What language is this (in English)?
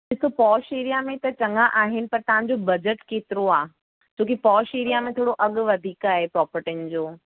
Sindhi